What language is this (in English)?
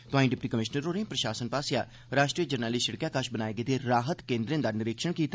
Dogri